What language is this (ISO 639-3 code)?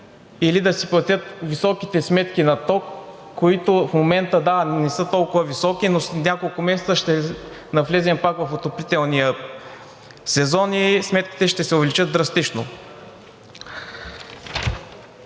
bul